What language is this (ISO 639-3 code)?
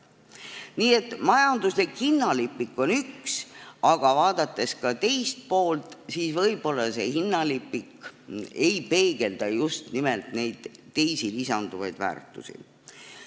est